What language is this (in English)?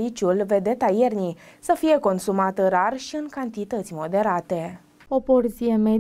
Romanian